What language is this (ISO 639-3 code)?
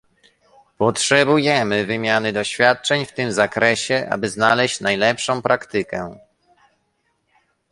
pol